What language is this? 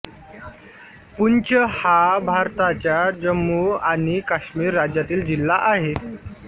Marathi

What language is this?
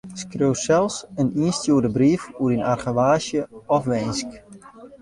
Western Frisian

